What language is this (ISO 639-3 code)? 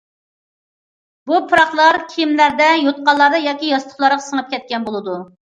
uig